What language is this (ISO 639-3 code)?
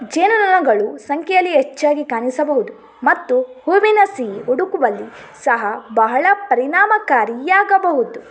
kan